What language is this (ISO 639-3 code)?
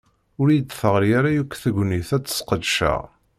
kab